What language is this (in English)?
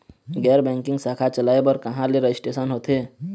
Chhattisgarhi